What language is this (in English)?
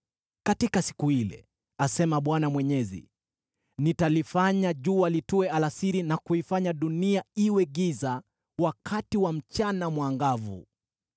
Swahili